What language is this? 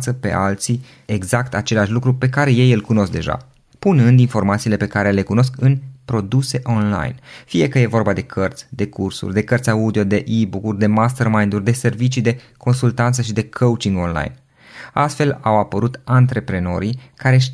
Romanian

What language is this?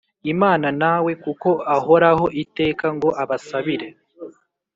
Kinyarwanda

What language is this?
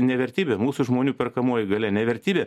Lithuanian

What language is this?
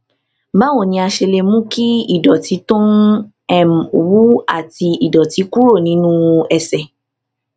Yoruba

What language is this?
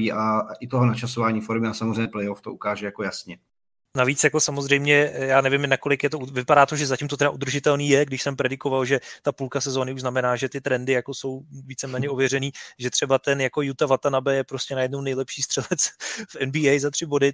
Czech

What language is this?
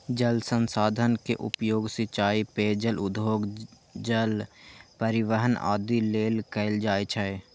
Maithili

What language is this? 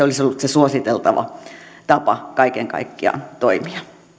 Finnish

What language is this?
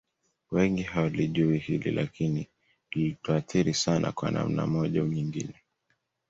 Swahili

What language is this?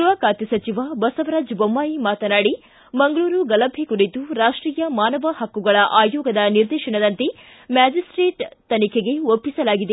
Kannada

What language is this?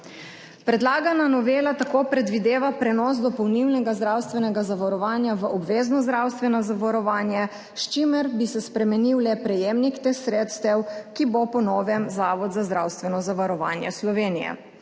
Slovenian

